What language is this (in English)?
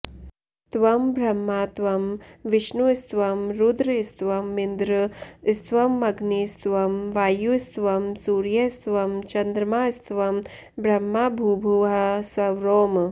Sanskrit